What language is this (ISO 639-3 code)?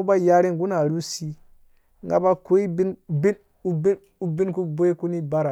ldb